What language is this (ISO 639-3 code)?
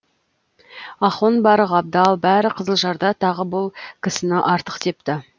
kaz